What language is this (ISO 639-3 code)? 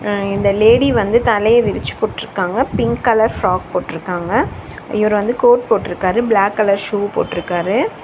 tam